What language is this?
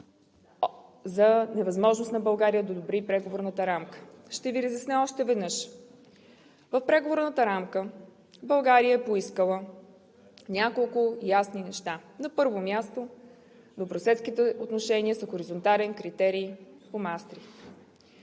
Bulgarian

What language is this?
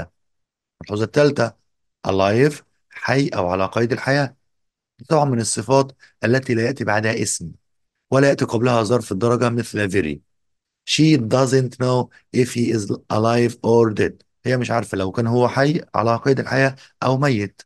Arabic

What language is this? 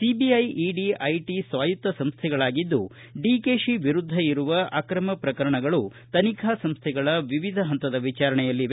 Kannada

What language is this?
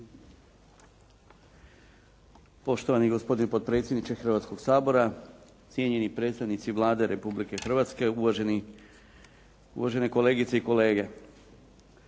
Croatian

